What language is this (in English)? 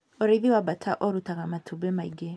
Kikuyu